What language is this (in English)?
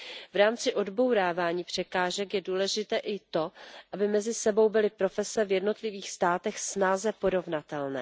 Czech